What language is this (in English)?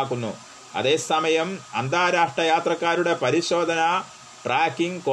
Malayalam